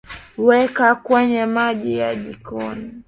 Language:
Swahili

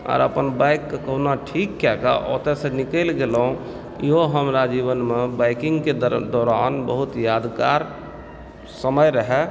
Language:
Maithili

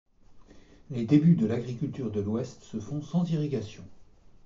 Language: French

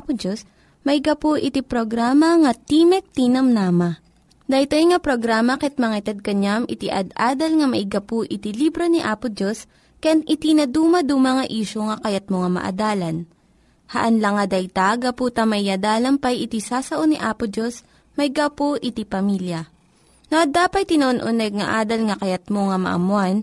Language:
Filipino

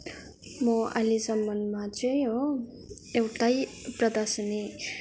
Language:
Nepali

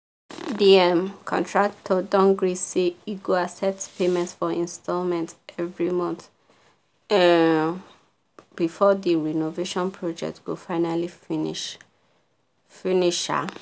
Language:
Nigerian Pidgin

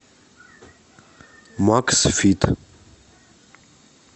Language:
Russian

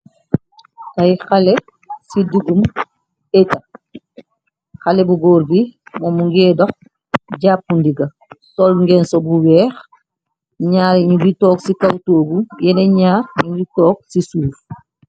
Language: Wolof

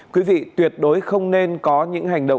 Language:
Vietnamese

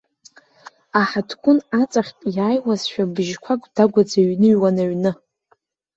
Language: Abkhazian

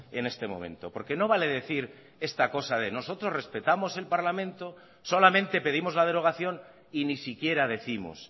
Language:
Spanish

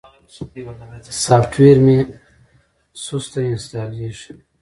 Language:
Pashto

